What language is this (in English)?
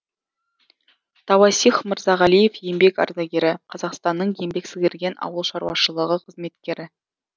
Kazakh